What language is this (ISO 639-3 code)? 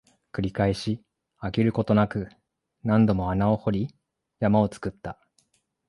jpn